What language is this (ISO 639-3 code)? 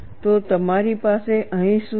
guj